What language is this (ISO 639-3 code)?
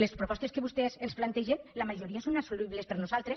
cat